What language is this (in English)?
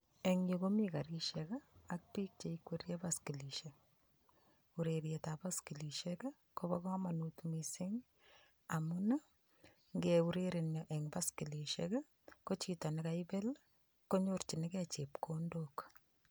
Kalenjin